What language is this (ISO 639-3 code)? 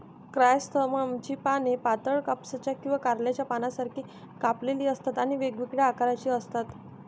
mar